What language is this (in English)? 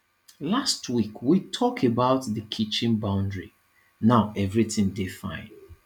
Nigerian Pidgin